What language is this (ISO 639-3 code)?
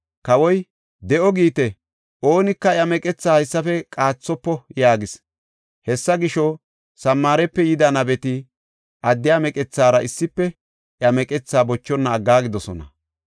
gof